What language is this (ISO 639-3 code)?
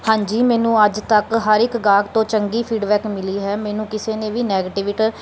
pan